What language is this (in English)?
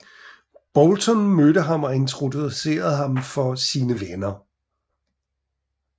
Danish